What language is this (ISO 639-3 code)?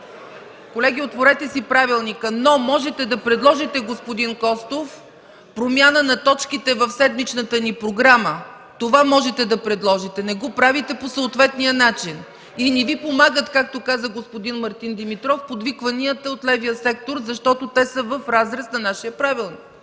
bul